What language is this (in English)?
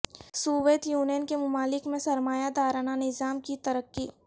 Urdu